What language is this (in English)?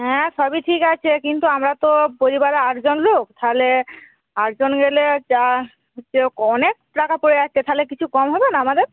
Bangla